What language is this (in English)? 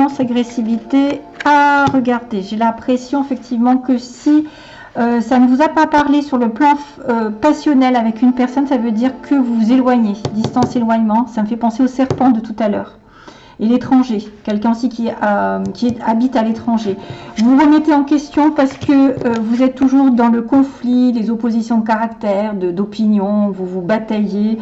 French